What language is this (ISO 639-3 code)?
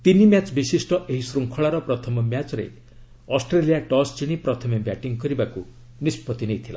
ori